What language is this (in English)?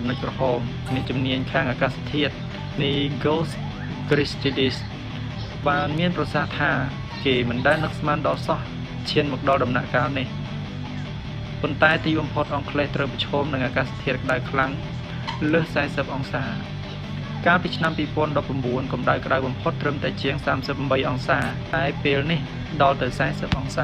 Thai